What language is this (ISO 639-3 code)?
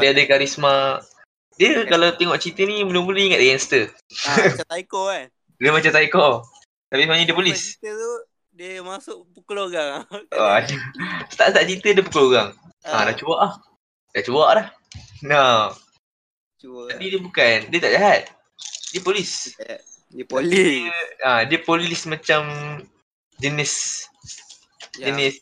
msa